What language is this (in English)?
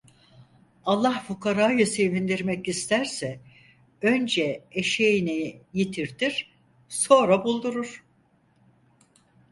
Turkish